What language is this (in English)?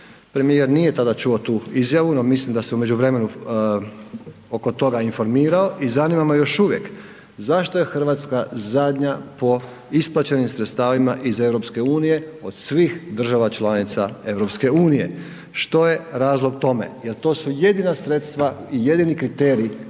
Croatian